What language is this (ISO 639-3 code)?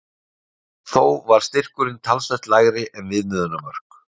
isl